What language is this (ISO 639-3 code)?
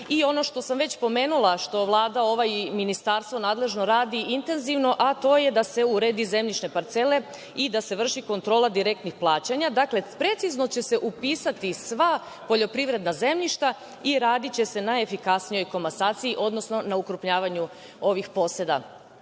srp